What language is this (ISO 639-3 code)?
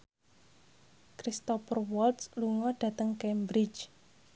jav